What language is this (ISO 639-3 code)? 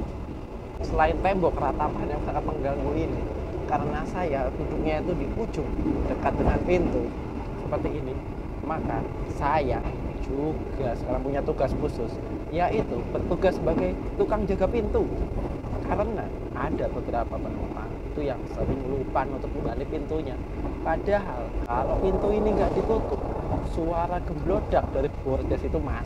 ind